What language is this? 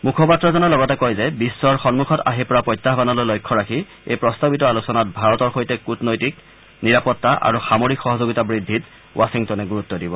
Assamese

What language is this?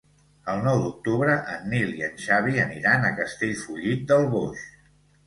Catalan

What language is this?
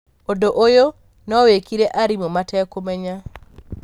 Kikuyu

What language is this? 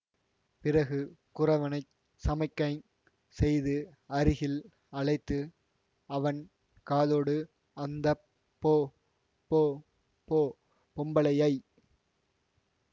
Tamil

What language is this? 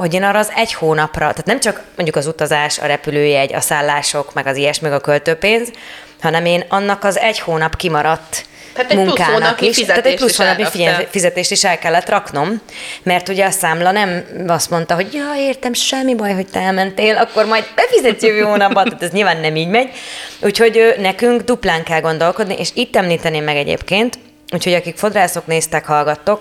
Hungarian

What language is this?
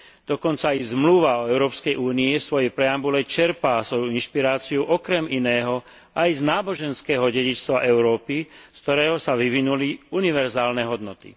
Slovak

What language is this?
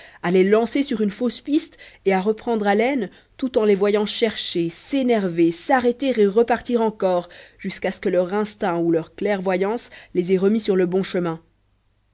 French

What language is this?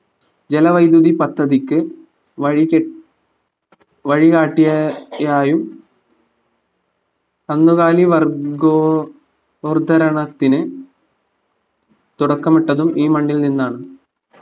Malayalam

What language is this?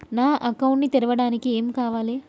Telugu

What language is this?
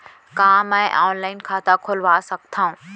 Chhattisgarhi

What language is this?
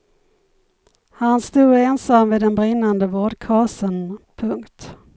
Swedish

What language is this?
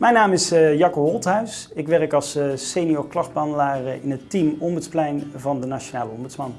Dutch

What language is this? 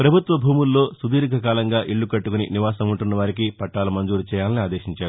Telugu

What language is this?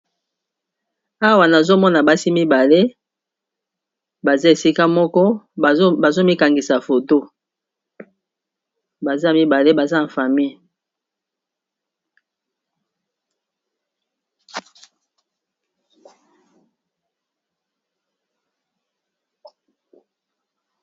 Lingala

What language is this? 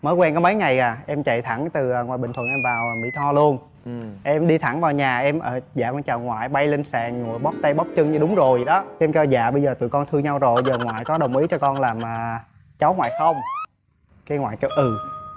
Vietnamese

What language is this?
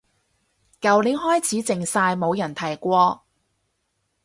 Cantonese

